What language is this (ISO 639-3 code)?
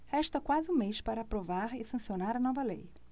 por